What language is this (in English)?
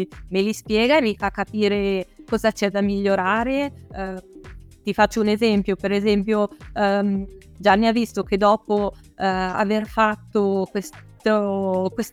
Italian